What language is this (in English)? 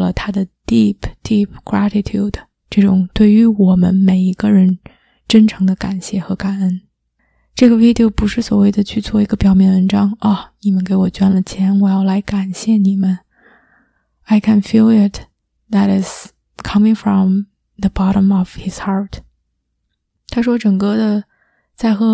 Chinese